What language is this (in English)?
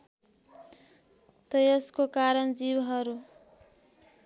Nepali